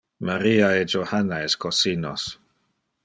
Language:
Interlingua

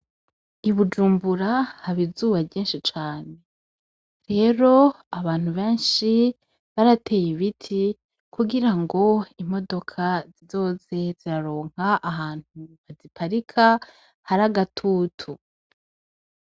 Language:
Rundi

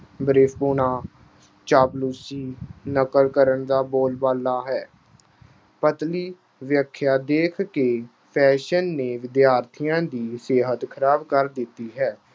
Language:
Punjabi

